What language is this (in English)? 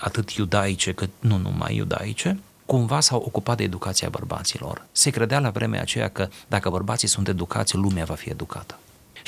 Romanian